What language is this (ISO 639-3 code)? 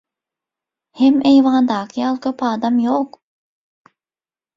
tuk